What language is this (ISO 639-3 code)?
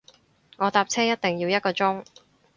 yue